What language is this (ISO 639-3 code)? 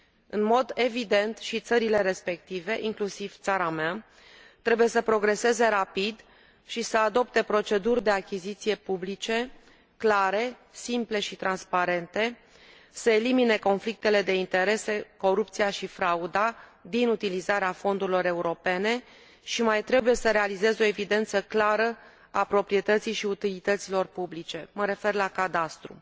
ron